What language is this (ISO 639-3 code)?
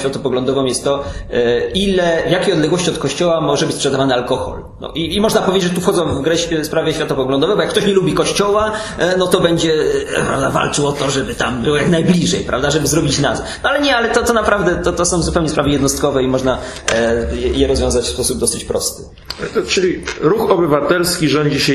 pol